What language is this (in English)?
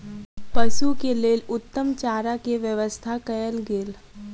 Maithili